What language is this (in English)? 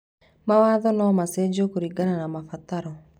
Kikuyu